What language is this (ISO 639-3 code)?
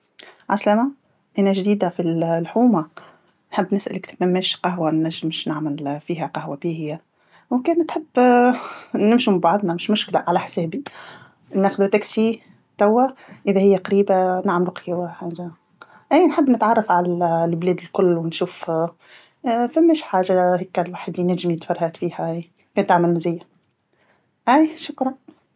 aeb